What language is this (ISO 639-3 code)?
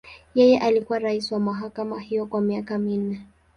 swa